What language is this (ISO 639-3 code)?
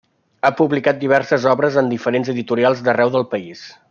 cat